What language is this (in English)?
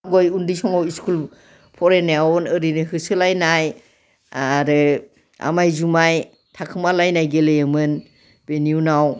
Bodo